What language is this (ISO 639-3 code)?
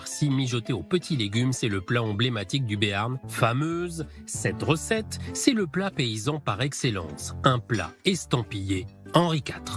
fra